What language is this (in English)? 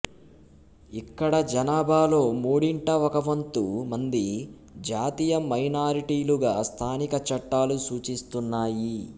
Telugu